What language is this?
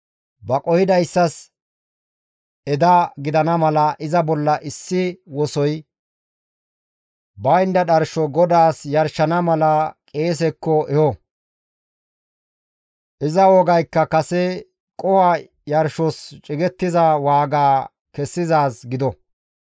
Gamo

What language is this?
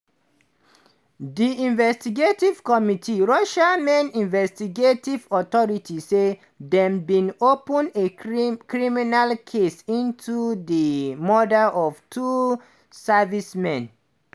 Nigerian Pidgin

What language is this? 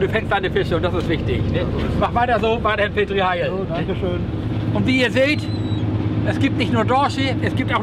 German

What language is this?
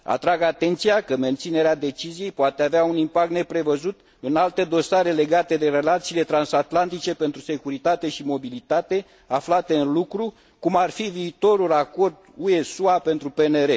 Romanian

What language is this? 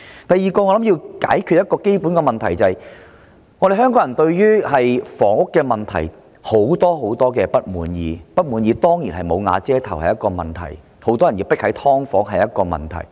Cantonese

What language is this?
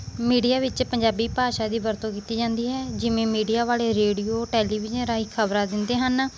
Punjabi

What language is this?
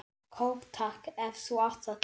Icelandic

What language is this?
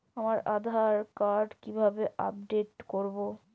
Bangla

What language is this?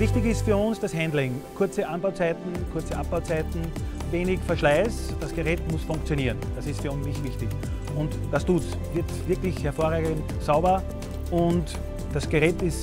German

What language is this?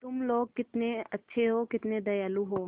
Hindi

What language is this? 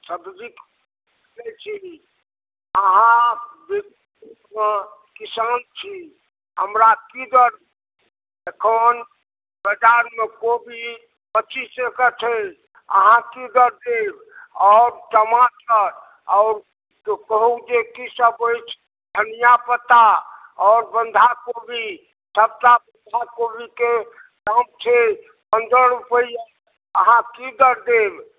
Maithili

